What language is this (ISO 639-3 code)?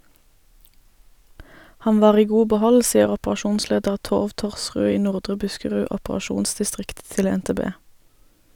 nor